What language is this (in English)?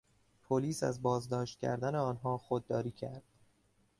Persian